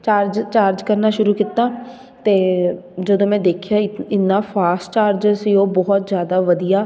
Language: Punjabi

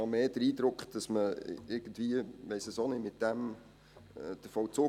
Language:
Swiss German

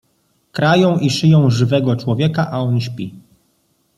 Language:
Polish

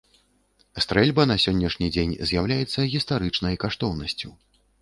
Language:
Belarusian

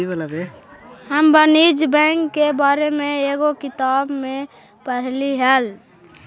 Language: Magahi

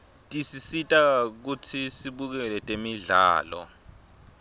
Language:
Swati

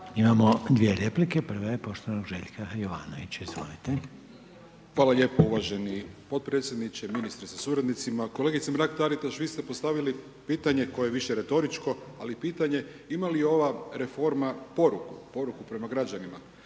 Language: Croatian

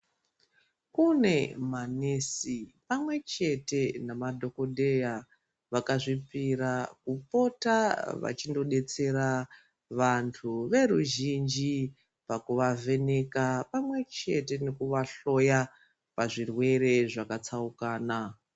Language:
Ndau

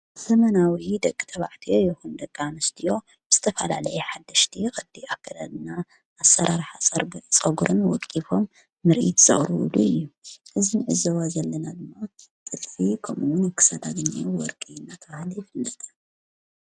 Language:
Tigrinya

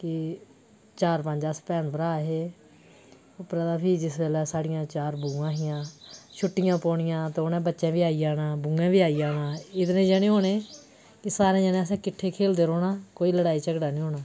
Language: Dogri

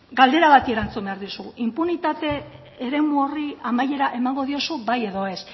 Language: Basque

